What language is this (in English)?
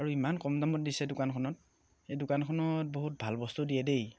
Assamese